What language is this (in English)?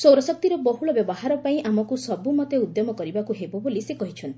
Odia